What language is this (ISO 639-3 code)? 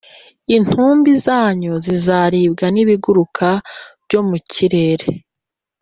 kin